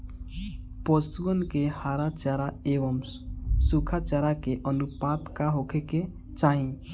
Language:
Bhojpuri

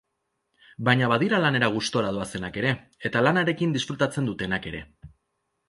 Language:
Basque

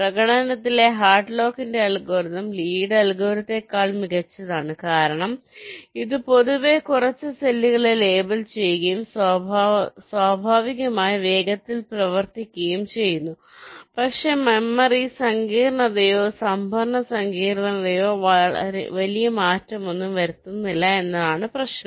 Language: Malayalam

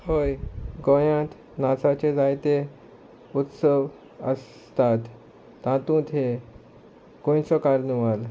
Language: Konkani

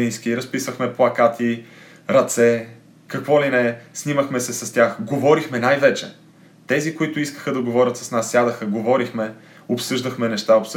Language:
Bulgarian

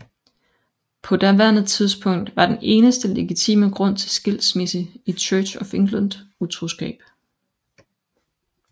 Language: Danish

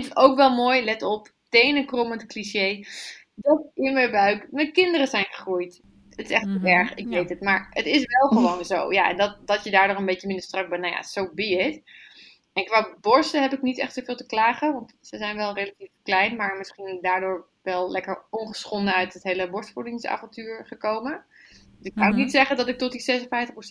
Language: Dutch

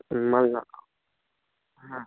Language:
Bangla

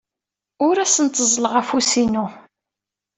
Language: Kabyle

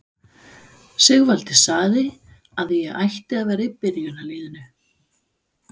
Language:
Icelandic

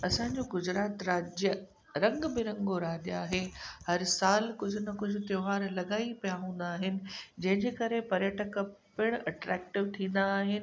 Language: Sindhi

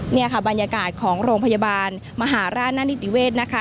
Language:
Thai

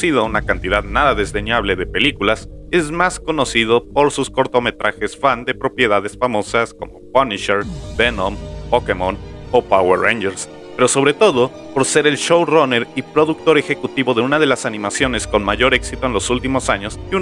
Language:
Spanish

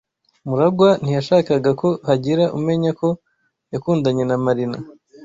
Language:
Kinyarwanda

